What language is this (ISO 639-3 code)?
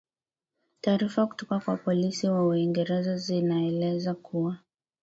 swa